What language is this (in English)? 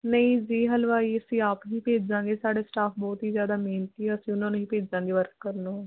Punjabi